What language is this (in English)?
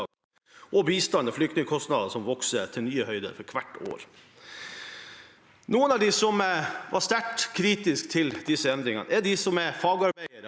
Norwegian